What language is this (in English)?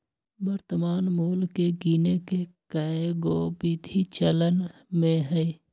Magahi